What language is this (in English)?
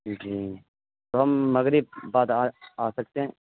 Urdu